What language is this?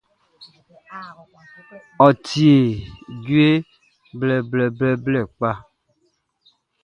Baoulé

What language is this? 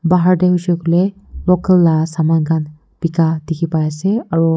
Naga Pidgin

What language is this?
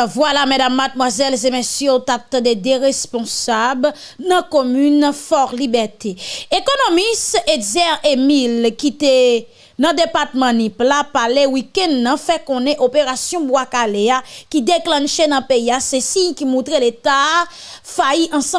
French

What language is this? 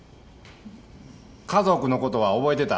Japanese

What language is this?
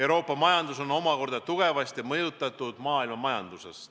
Estonian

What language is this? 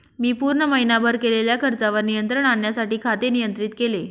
Marathi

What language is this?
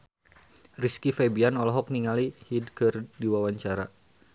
Sundanese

